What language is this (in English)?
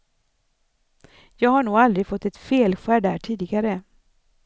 Swedish